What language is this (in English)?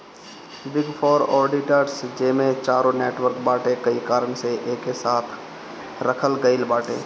Bhojpuri